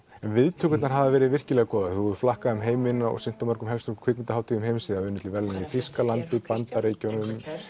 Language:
Icelandic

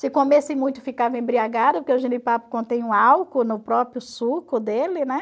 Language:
Portuguese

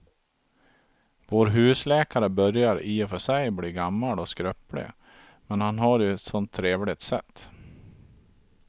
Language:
Swedish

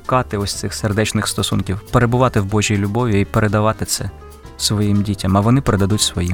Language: Ukrainian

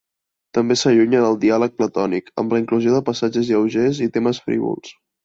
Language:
Catalan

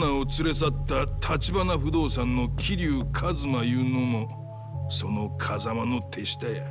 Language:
Japanese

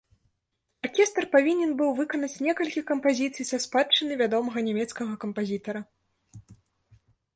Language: Belarusian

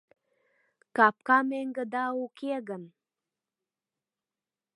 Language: Mari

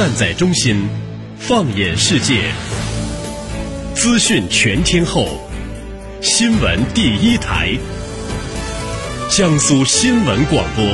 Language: Chinese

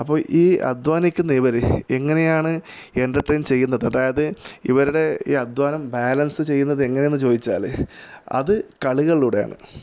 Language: Malayalam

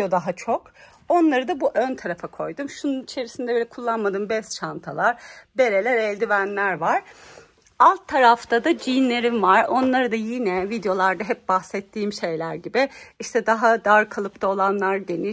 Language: Turkish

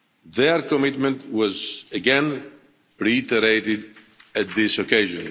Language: English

